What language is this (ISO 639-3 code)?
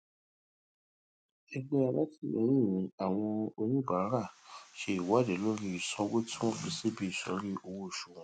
yor